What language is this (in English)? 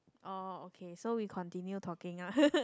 English